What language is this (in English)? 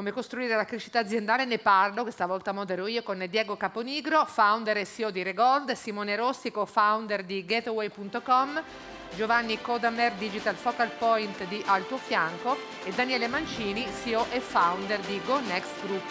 Italian